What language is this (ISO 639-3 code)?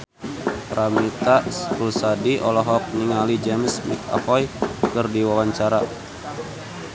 sun